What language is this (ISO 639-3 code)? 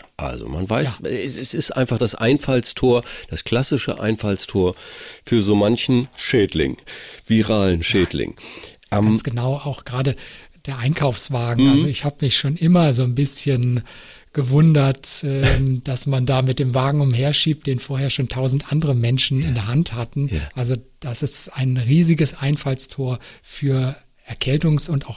deu